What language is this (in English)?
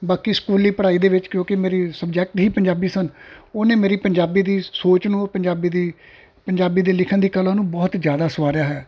Punjabi